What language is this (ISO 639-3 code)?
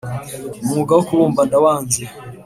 kin